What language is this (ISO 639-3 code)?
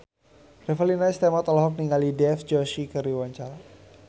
sun